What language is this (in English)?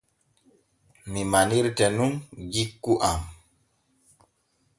Borgu Fulfulde